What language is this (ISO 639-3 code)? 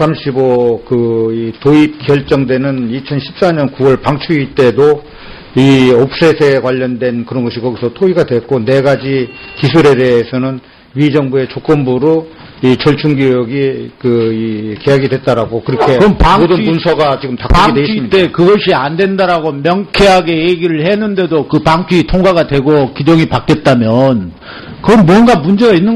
kor